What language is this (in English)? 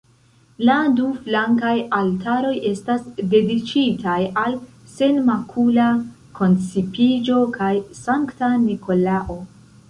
Esperanto